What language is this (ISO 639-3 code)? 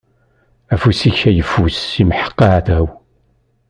kab